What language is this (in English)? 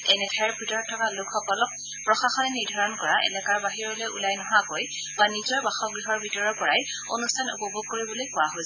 Assamese